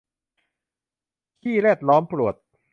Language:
Thai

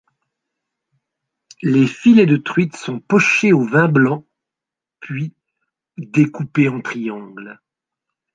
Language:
French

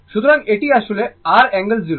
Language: Bangla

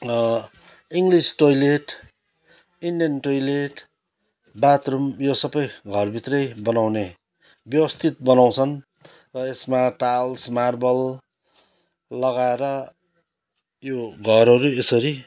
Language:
Nepali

